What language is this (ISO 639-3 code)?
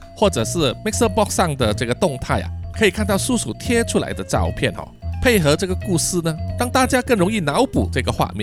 zho